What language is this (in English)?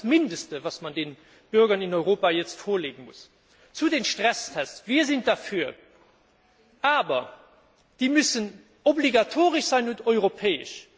German